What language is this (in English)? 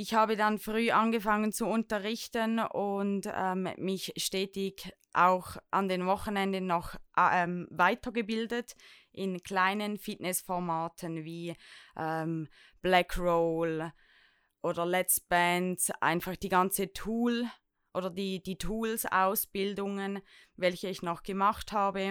German